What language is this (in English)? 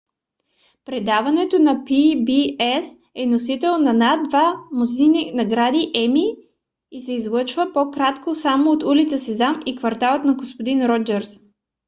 Bulgarian